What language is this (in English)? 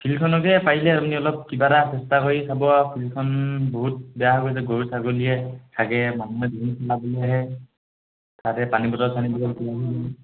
Assamese